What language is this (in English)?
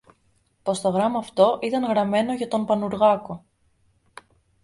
Greek